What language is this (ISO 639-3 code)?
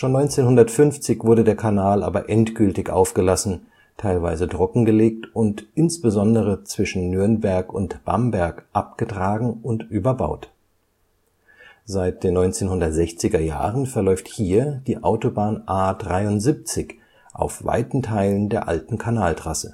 deu